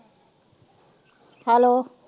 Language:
Punjabi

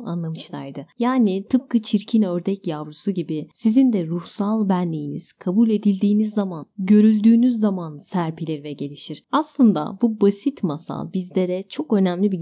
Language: Turkish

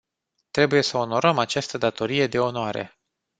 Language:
Romanian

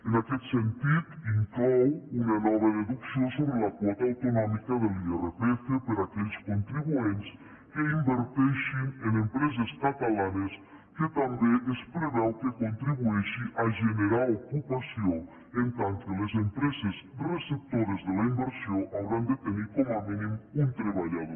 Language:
Catalan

